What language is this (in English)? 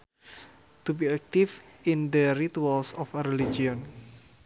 Sundanese